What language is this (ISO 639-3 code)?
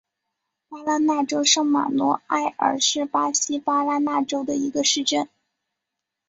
zho